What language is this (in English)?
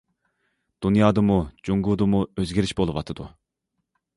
Uyghur